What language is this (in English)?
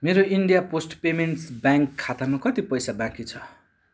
Nepali